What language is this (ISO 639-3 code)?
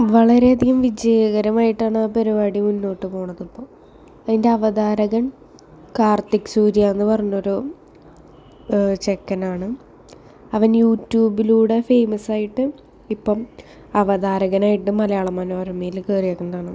mal